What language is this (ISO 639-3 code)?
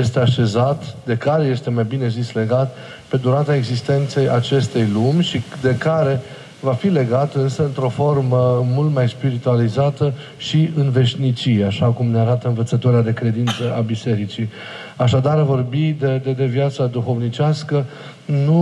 ron